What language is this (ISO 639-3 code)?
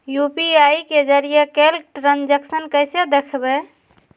mag